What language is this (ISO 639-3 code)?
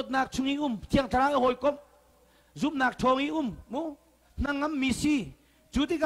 ind